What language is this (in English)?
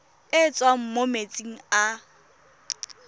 Tswana